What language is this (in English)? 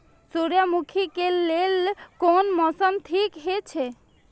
Maithili